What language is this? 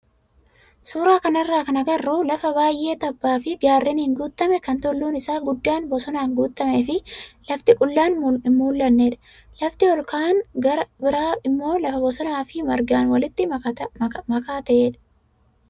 Oromo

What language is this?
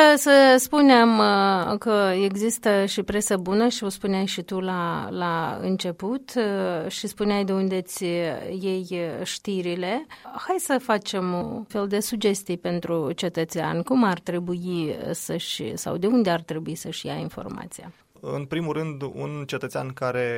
Romanian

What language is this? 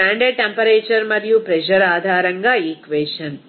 Telugu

